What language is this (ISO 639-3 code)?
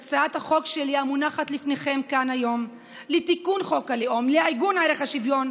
heb